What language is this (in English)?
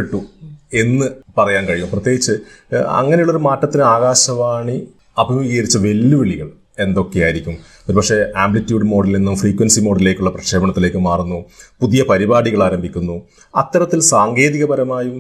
Malayalam